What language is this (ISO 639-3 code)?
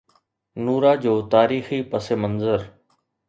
snd